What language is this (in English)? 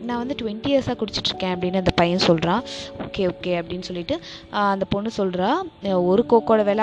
Tamil